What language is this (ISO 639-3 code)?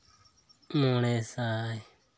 sat